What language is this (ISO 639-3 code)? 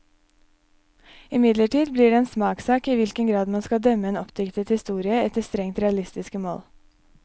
nor